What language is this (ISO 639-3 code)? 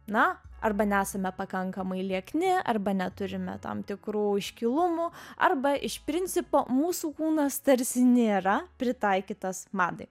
lit